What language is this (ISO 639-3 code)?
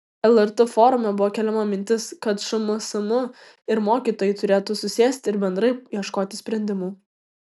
lit